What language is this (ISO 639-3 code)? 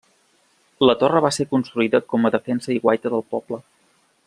cat